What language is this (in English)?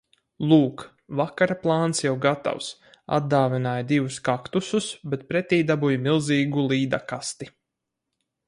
Latvian